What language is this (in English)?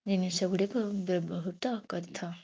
Odia